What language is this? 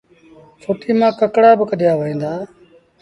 Sindhi Bhil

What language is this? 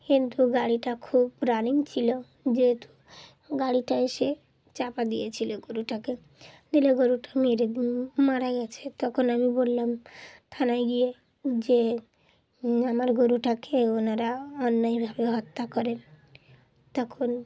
Bangla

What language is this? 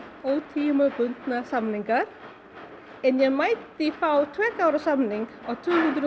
Icelandic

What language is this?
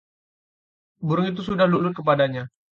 Indonesian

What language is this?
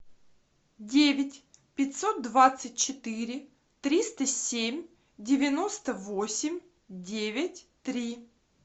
Russian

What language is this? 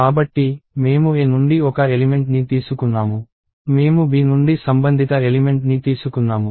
Telugu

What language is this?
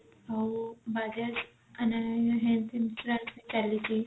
Odia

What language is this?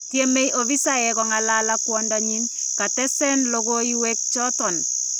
Kalenjin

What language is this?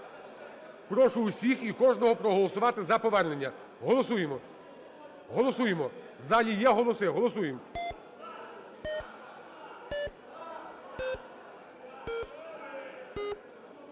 Ukrainian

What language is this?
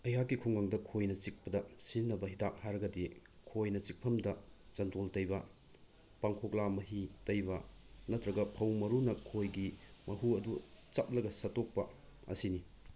Manipuri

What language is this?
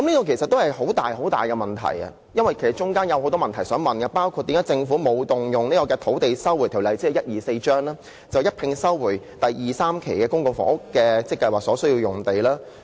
Cantonese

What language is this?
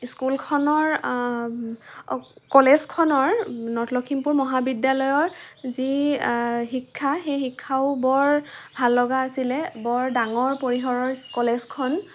Assamese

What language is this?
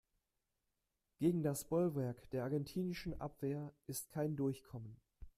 German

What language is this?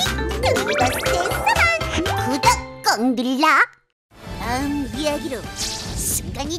Korean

